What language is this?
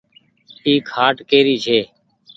Goaria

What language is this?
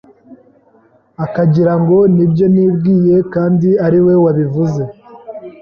Kinyarwanda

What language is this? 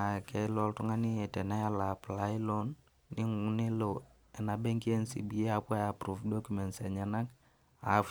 Masai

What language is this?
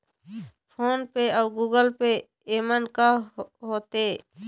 Chhattisgarhi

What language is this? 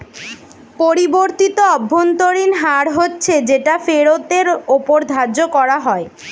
Bangla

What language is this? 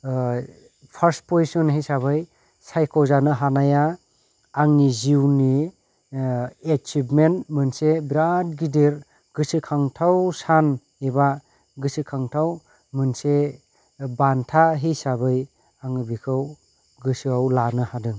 Bodo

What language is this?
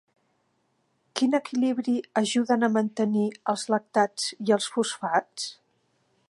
Catalan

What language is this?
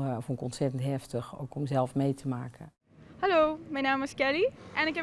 Dutch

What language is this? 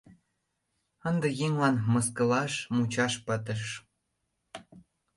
Mari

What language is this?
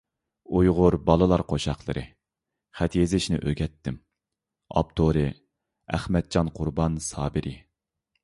Uyghur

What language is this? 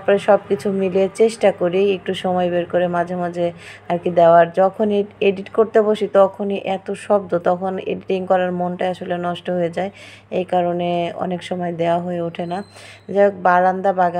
Arabic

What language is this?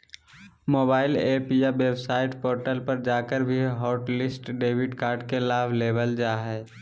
Magahi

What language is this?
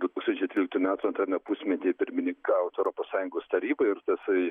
Lithuanian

